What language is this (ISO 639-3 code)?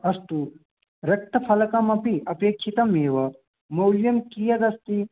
san